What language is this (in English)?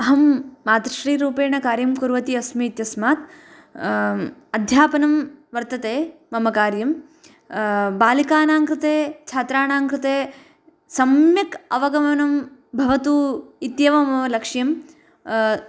Sanskrit